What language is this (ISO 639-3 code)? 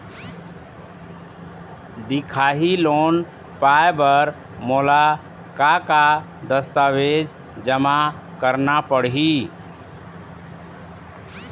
hne